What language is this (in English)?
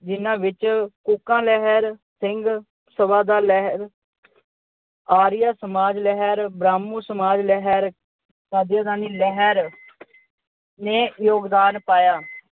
Punjabi